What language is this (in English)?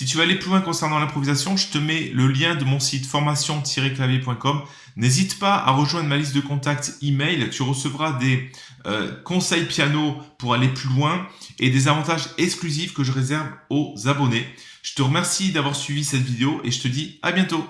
French